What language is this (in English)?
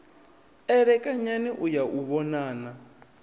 Venda